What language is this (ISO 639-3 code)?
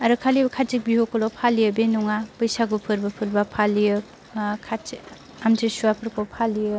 brx